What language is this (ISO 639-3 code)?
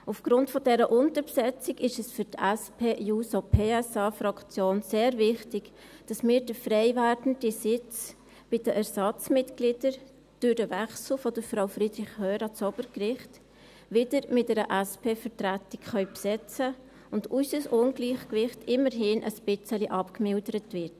gsw